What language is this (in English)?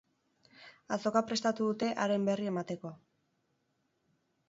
Basque